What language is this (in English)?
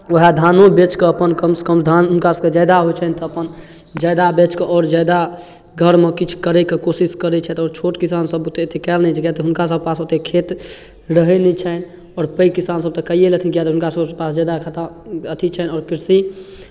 Maithili